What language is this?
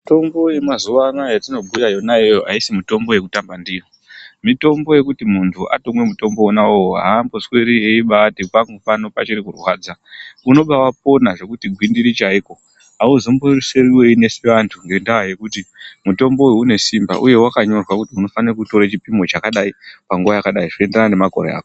Ndau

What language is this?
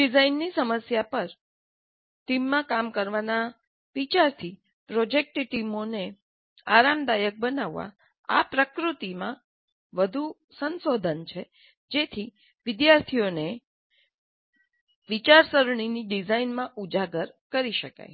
Gujarati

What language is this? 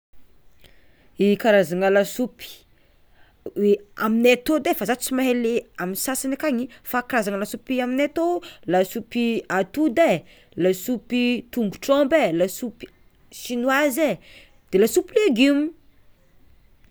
Tsimihety Malagasy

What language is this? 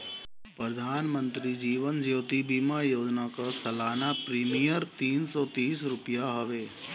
Bhojpuri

